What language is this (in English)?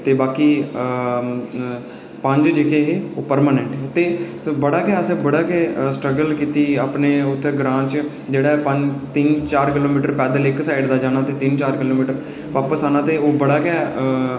Dogri